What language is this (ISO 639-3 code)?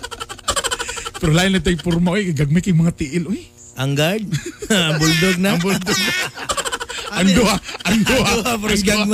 fil